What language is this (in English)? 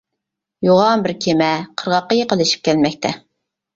Uyghur